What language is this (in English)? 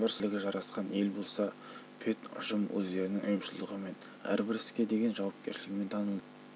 Kazakh